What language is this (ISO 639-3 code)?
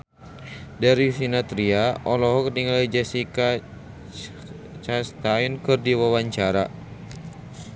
sun